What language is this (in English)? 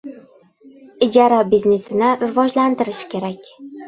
Uzbek